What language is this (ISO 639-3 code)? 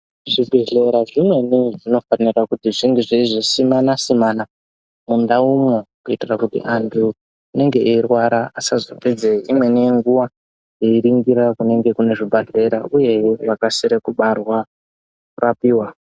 ndc